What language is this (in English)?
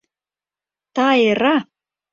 Mari